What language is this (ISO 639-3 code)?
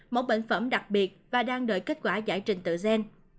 vie